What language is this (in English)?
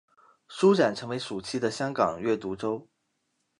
Chinese